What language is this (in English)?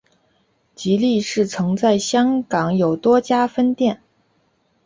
Chinese